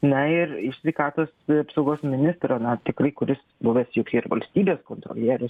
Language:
Lithuanian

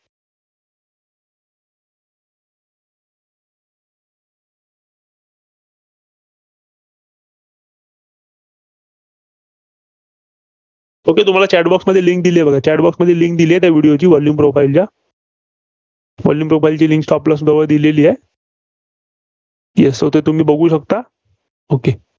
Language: Marathi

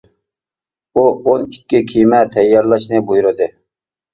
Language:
Uyghur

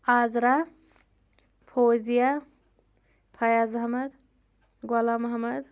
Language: Kashmiri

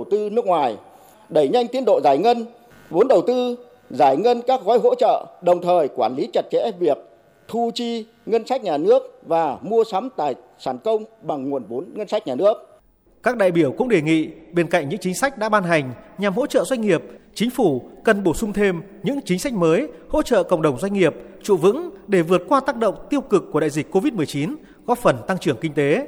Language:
Vietnamese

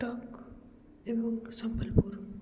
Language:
Odia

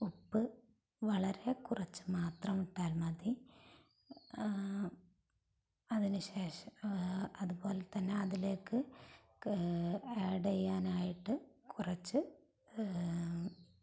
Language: Malayalam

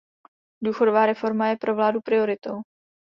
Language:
Czech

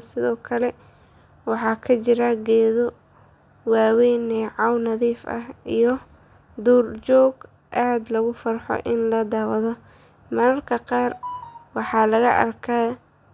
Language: Somali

